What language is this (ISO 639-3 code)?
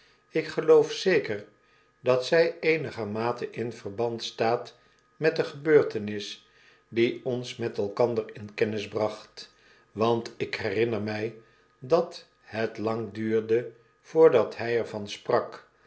nld